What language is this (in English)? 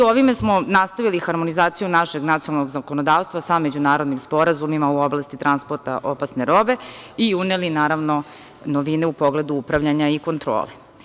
Serbian